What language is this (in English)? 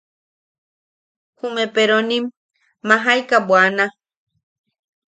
Yaqui